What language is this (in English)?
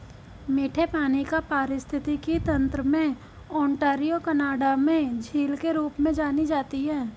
Hindi